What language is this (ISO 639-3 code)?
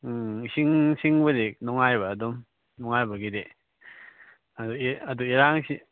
mni